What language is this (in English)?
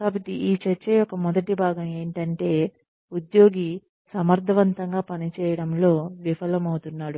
Telugu